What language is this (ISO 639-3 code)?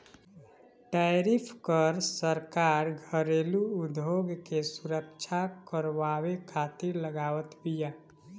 bho